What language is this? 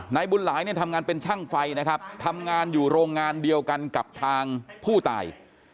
Thai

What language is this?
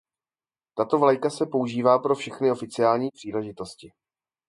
Czech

